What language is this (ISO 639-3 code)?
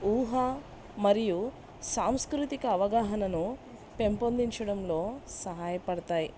tel